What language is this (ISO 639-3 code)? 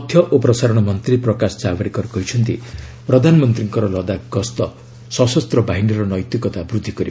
ori